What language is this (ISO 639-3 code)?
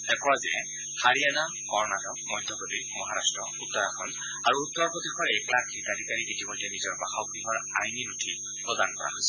asm